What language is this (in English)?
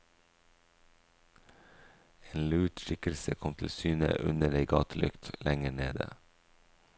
Norwegian